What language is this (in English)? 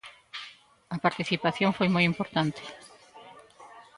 Galician